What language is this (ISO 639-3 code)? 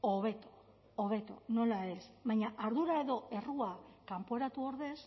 eus